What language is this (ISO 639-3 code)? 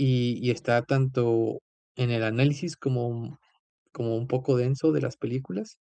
spa